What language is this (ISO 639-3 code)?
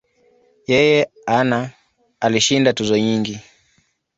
swa